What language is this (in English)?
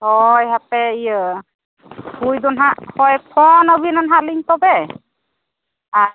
Santali